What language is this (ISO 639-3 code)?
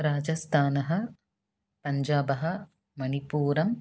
san